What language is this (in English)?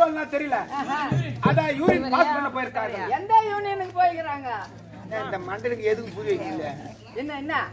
Arabic